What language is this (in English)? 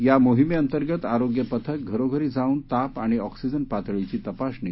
Marathi